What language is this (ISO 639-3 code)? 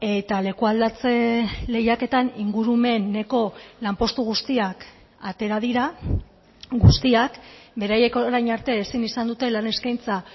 eus